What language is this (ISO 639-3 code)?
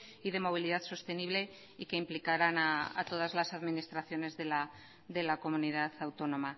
spa